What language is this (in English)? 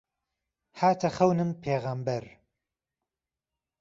Central Kurdish